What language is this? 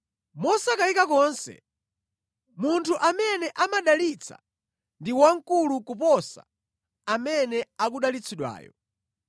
Nyanja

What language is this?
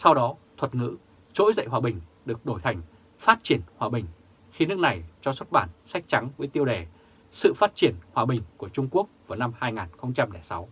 Vietnamese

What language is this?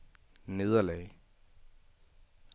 Danish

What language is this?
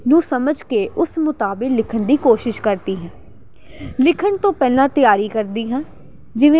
Punjabi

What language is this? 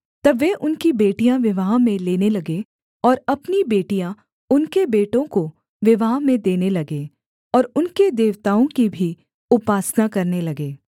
Hindi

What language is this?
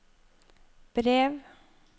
Norwegian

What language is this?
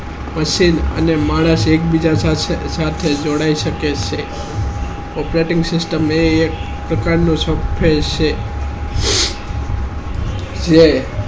Gujarati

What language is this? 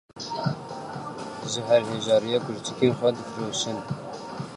Kurdish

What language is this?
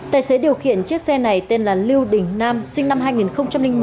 Vietnamese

